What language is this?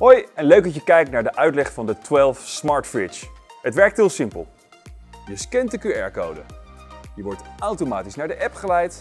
Dutch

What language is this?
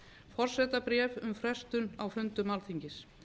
Icelandic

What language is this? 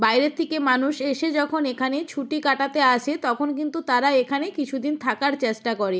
Bangla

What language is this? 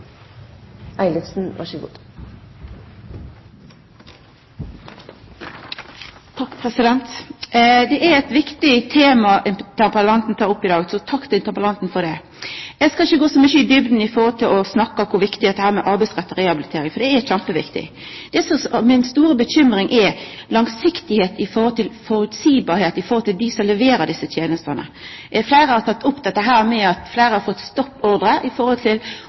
Norwegian Nynorsk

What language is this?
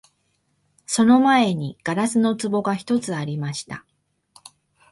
Japanese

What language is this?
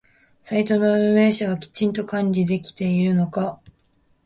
Japanese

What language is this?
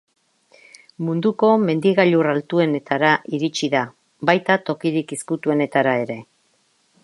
Basque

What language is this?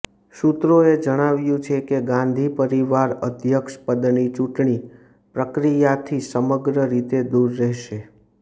Gujarati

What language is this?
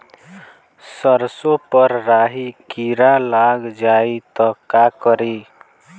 Bhojpuri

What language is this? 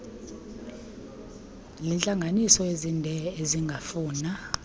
Xhosa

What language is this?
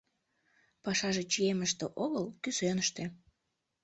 Mari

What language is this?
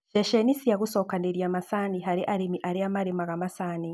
Kikuyu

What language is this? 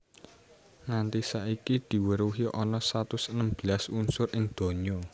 Javanese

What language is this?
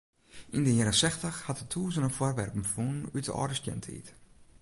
Western Frisian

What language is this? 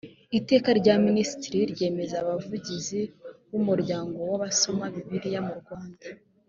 Kinyarwanda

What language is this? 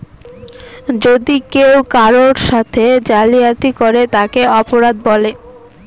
Bangla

